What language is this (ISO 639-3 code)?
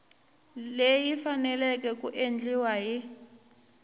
tso